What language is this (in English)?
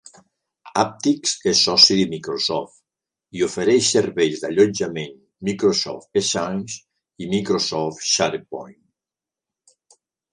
Catalan